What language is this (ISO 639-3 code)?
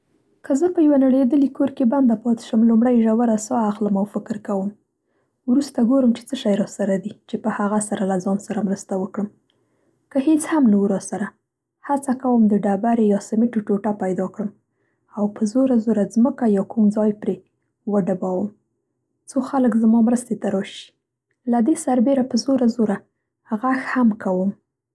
pst